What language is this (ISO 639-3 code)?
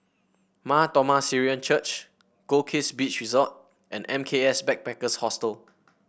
eng